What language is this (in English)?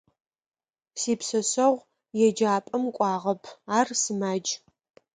Adyghe